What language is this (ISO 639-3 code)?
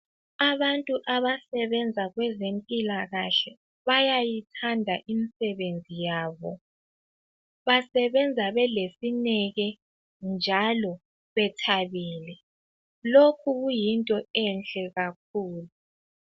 nde